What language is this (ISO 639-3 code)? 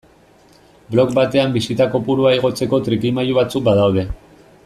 eus